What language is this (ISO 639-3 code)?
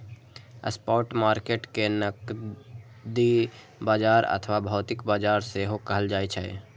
mai